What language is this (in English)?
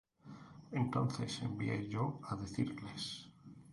Spanish